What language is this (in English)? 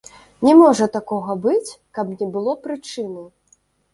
Belarusian